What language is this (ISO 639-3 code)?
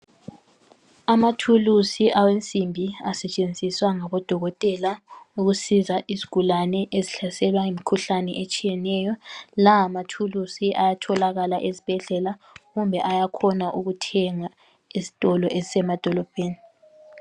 nde